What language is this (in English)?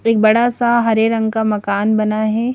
Hindi